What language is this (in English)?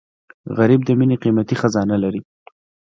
Pashto